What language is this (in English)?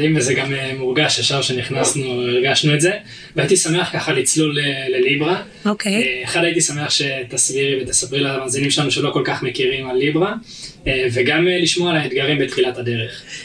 Hebrew